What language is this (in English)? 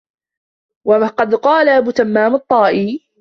Arabic